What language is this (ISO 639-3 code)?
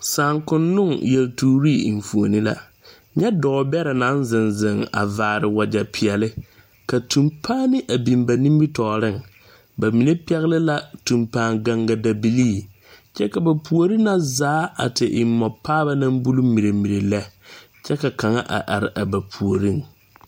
dga